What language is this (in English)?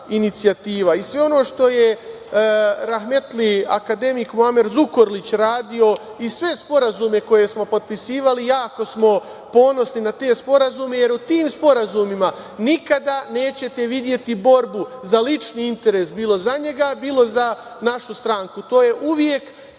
Serbian